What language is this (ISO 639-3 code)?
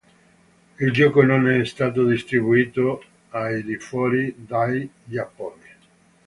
ita